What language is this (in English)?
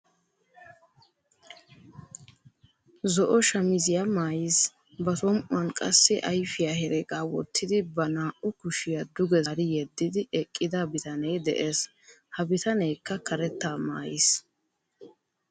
Wolaytta